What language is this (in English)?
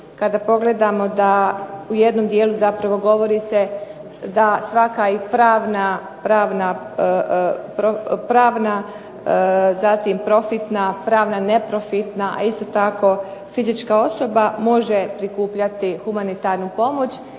Croatian